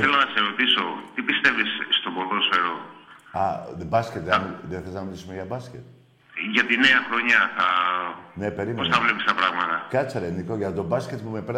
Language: Greek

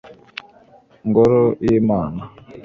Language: Kinyarwanda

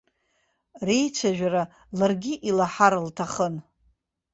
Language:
Abkhazian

